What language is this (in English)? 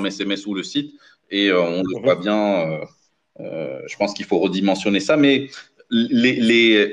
French